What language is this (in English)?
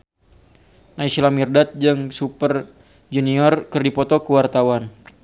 Sundanese